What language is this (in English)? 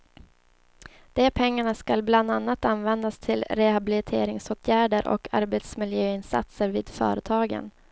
Swedish